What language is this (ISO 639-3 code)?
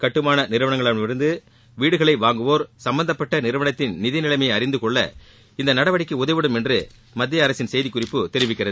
tam